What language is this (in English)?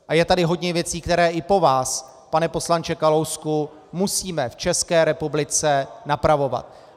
Czech